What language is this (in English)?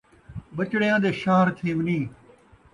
Saraiki